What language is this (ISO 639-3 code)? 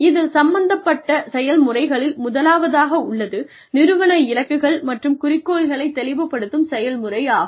tam